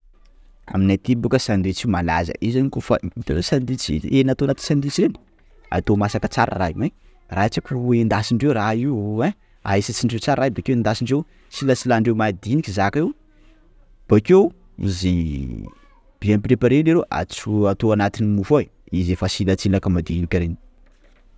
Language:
Sakalava Malagasy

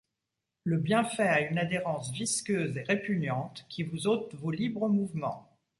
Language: French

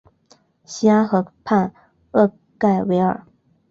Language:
Chinese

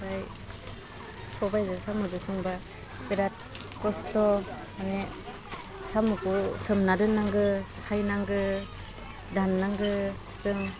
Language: Bodo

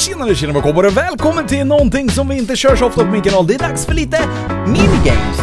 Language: Swedish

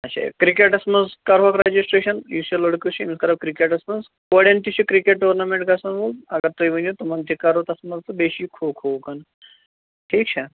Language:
Kashmiri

